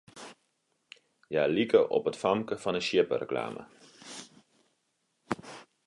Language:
Western Frisian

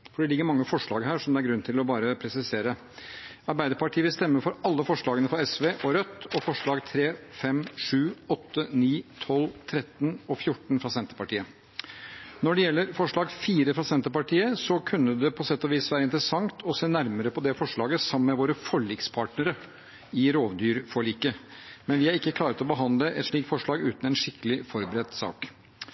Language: Norwegian Bokmål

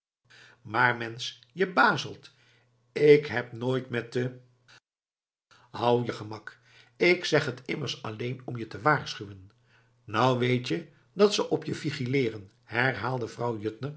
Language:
Dutch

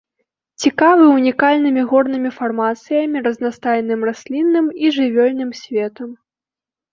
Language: Belarusian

